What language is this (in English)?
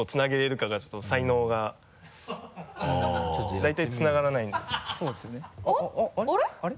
Japanese